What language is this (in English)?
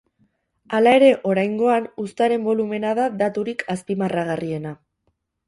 Basque